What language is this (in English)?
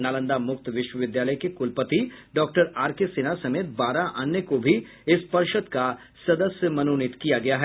Hindi